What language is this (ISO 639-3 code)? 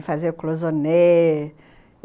por